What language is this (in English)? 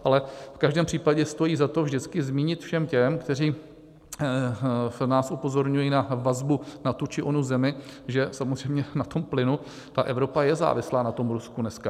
Czech